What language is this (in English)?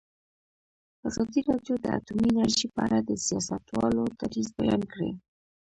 Pashto